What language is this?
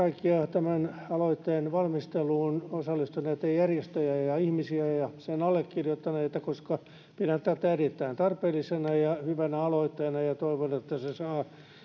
Finnish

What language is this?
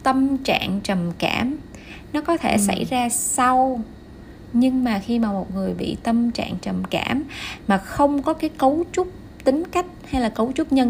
Vietnamese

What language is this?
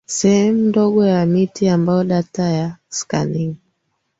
Swahili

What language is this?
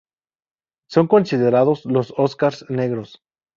Spanish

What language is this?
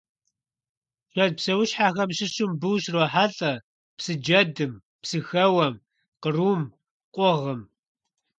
Kabardian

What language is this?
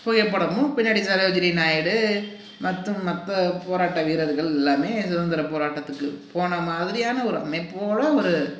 Tamil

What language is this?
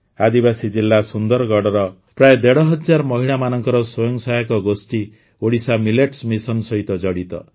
Odia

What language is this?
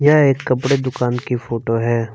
Hindi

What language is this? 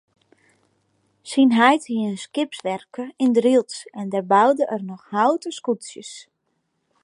Western Frisian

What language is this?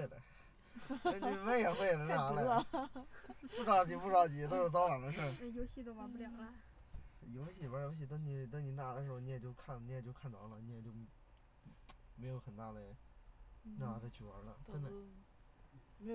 Chinese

